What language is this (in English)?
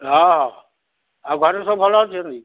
Odia